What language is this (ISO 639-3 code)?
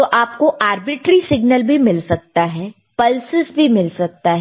hin